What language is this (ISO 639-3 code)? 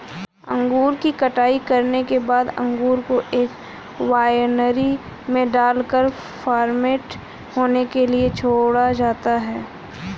hin